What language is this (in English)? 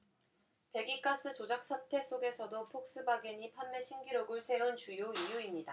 Korean